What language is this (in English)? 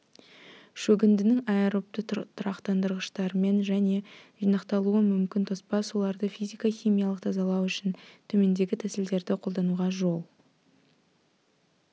Kazakh